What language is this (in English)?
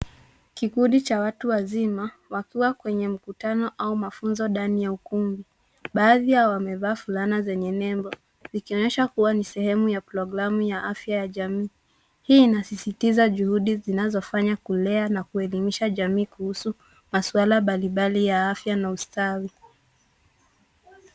Swahili